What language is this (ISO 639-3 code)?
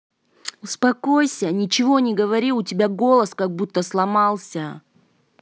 rus